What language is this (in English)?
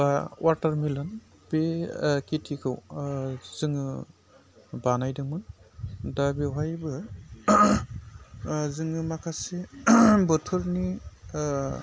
Bodo